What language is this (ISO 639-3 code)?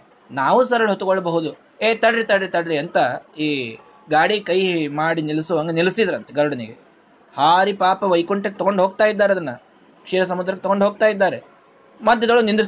kan